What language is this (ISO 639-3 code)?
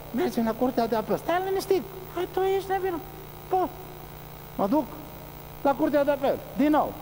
ron